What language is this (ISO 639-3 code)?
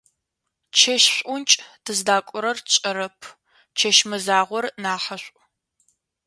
ady